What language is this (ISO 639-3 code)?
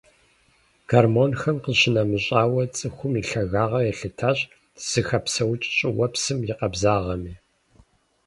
kbd